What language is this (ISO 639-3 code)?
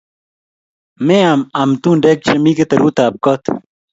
kln